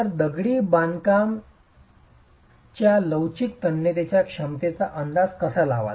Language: Marathi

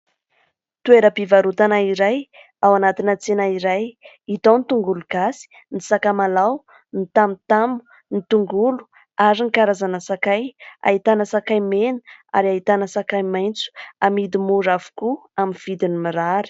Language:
Malagasy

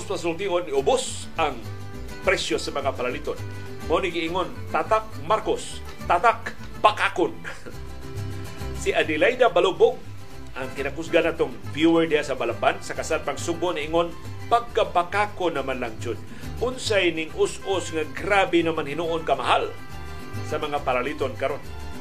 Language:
Filipino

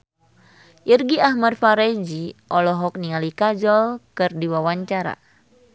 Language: Sundanese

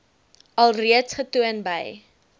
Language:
Afrikaans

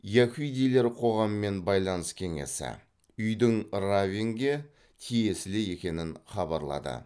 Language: Kazakh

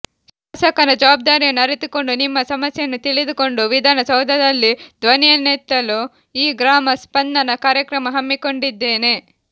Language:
Kannada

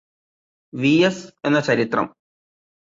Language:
Malayalam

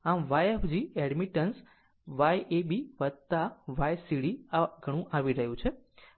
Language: Gujarati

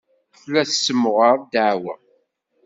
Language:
Kabyle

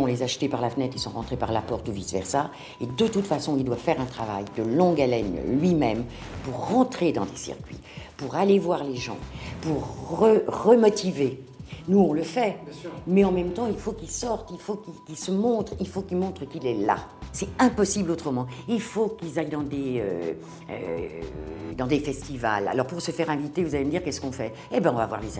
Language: French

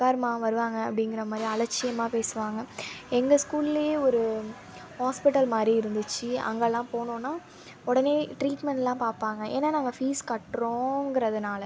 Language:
Tamil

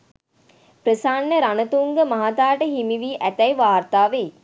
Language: Sinhala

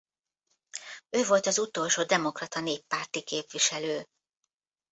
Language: Hungarian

